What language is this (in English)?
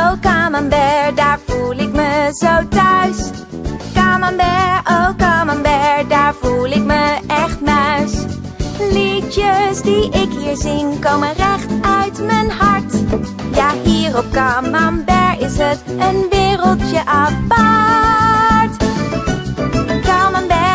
Dutch